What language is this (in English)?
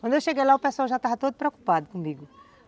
Portuguese